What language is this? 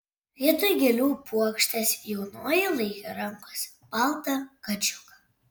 Lithuanian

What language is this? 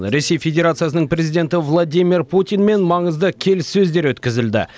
Kazakh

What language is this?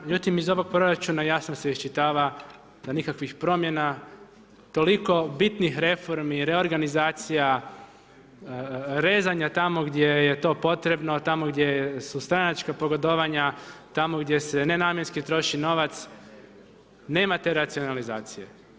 Croatian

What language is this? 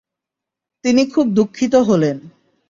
Bangla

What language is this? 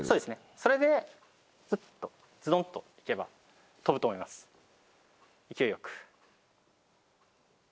Japanese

